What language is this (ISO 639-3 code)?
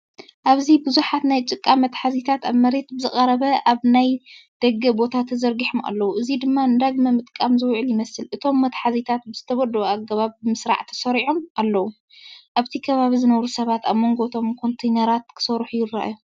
tir